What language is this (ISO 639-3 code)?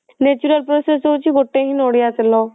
ori